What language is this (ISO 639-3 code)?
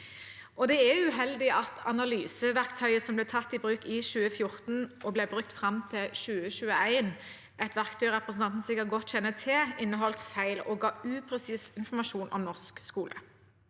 nor